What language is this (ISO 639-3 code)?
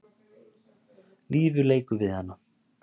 isl